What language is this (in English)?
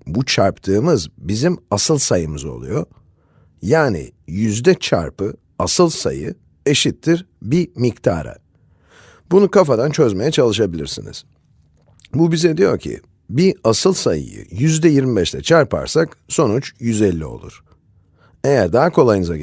Turkish